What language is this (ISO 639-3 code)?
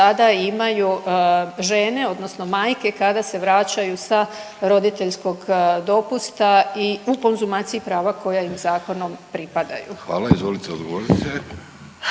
hrv